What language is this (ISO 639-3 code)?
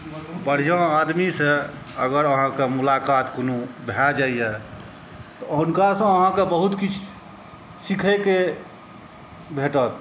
mai